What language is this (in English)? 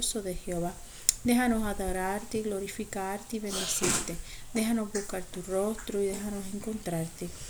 Spanish